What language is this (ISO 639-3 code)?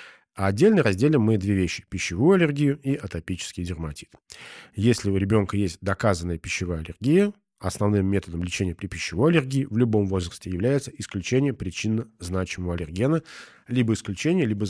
rus